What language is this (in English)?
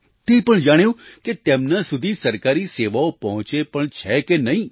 Gujarati